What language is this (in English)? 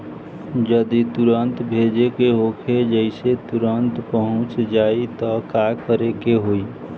Bhojpuri